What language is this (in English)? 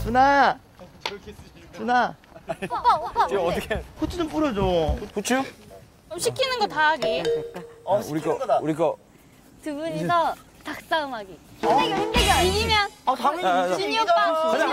Korean